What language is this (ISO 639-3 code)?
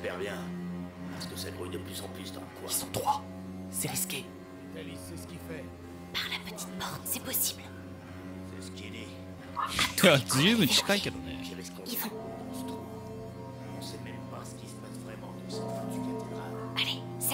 jpn